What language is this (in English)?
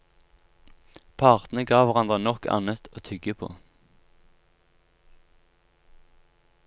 Norwegian